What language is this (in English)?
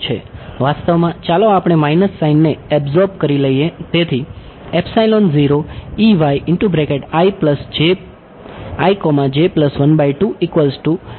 Gujarati